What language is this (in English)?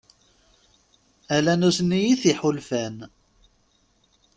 Kabyle